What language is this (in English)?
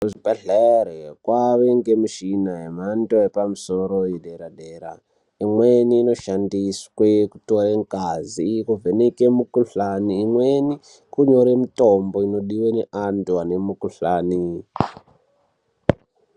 Ndau